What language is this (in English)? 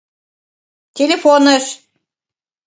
Mari